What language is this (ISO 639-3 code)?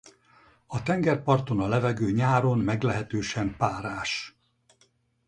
hun